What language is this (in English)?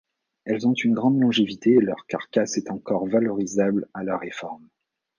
French